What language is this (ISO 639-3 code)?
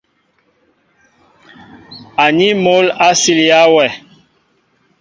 mbo